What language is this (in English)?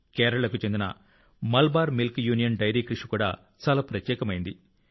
Telugu